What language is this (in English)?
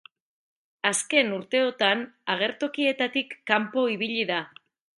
Basque